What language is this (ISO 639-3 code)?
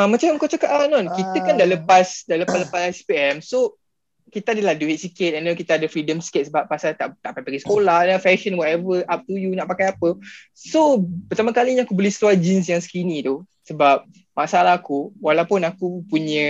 msa